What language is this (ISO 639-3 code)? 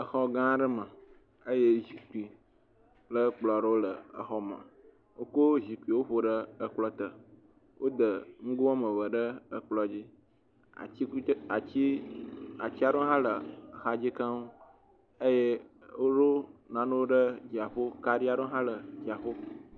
ewe